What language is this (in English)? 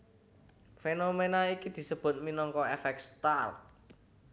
Javanese